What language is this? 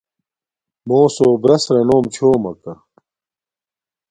Domaaki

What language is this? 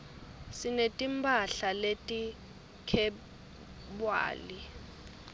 Swati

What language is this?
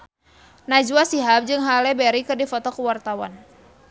Sundanese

